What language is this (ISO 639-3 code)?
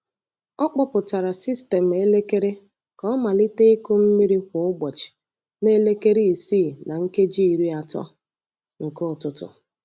ibo